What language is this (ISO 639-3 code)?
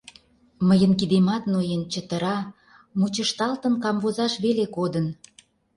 chm